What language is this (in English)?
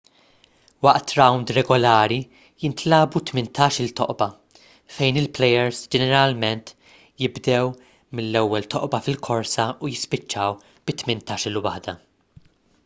Maltese